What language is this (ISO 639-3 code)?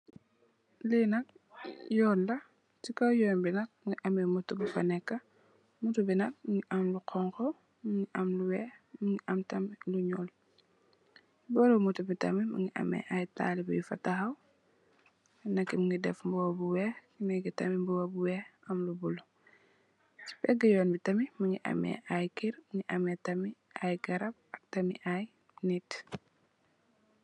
wol